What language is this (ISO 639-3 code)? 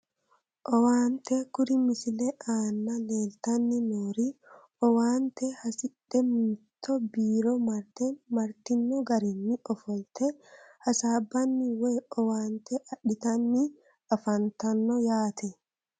sid